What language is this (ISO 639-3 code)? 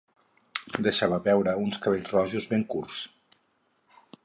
cat